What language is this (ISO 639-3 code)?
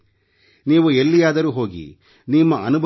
kan